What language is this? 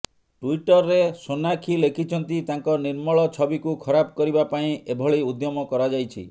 Odia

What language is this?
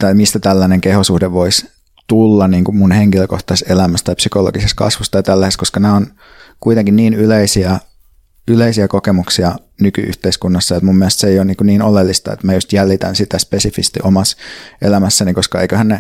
Finnish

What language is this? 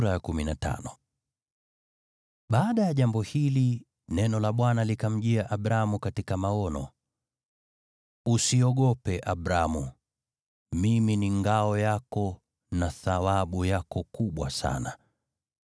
Swahili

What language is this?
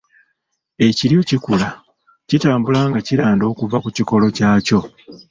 Ganda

